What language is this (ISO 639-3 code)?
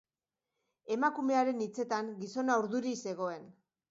eus